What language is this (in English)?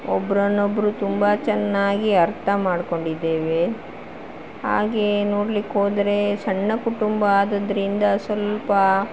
Kannada